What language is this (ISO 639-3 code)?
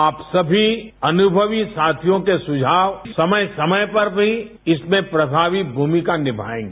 hin